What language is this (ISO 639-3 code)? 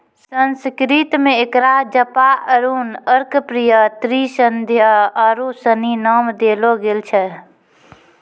mai